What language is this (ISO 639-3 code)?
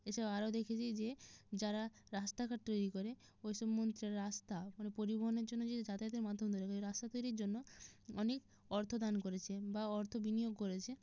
ben